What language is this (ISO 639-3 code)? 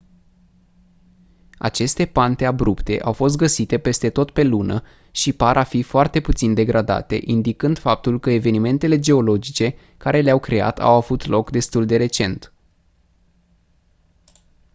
ron